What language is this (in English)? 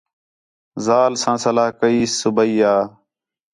Khetrani